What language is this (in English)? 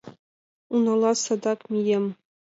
Mari